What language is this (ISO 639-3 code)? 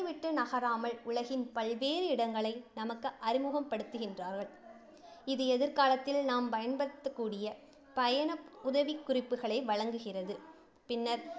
tam